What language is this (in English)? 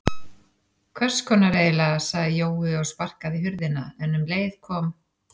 Icelandic